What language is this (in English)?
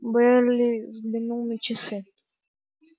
Russian